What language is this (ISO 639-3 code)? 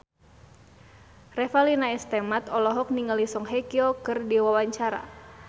sun